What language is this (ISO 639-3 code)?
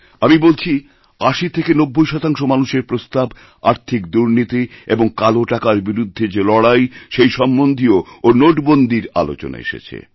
ben